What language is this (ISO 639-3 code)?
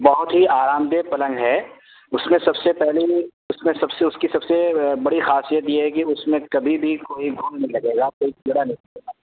urd